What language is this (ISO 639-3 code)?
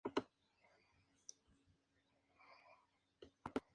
spa